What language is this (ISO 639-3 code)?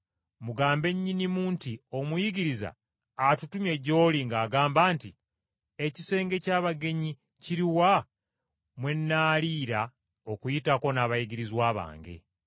lug